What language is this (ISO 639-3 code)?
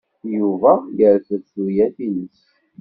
kab